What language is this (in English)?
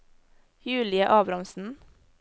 Norwegian